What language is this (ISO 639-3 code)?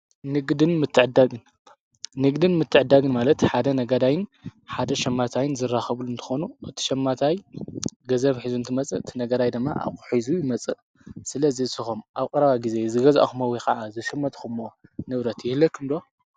tir